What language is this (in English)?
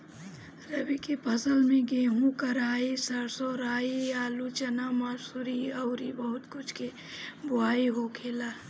Bhojpuri